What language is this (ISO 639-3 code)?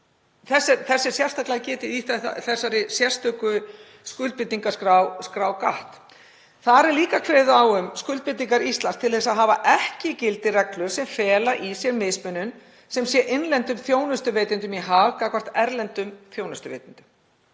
isl